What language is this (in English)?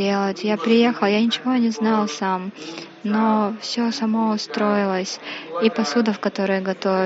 Russian